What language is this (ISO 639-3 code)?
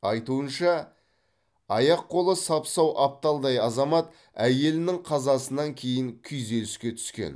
kaz